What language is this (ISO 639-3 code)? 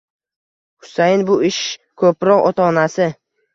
uzb